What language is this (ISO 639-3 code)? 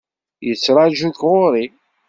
kab